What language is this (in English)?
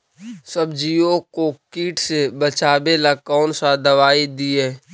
Magahi